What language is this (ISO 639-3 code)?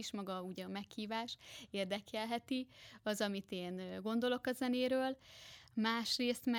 hun